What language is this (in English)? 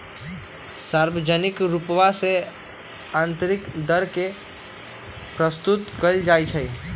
Magahi